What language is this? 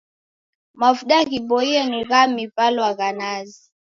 Taita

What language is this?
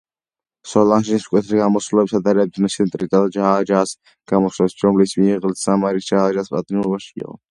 Georgian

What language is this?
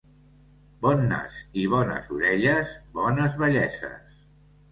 Catalan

